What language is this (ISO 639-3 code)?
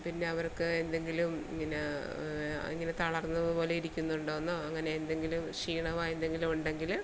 mal